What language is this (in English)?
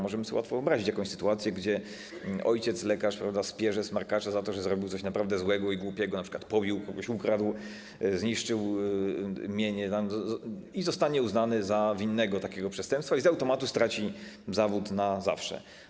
Polish